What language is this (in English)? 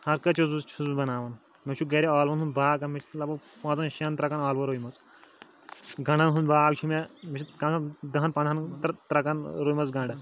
Kashmiri